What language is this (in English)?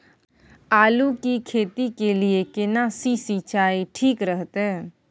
Maithili